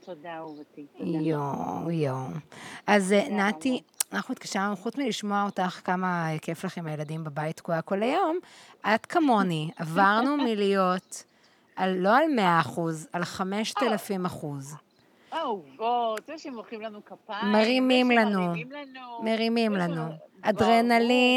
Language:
Hebrew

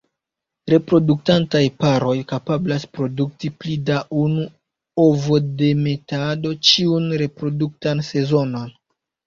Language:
Esperanto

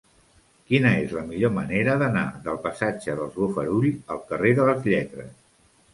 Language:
Catalan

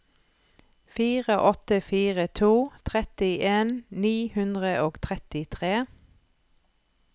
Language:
Norwegian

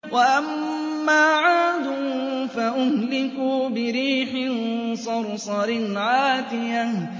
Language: Arabic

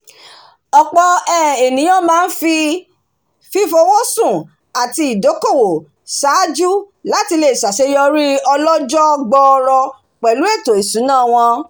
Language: Yoruba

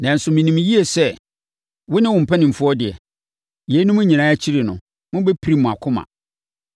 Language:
Akan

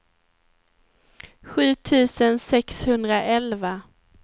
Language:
Swedish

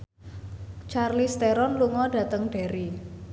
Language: Javanese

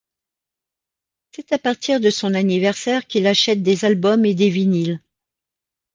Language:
French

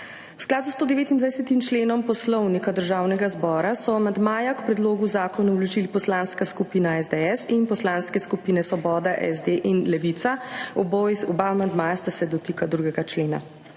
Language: Slovenian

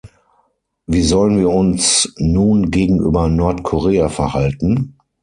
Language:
German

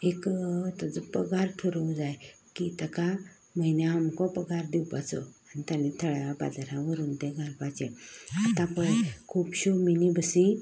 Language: Konkani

